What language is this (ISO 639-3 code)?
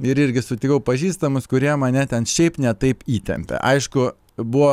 lit